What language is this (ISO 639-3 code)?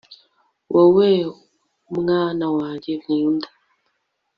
kin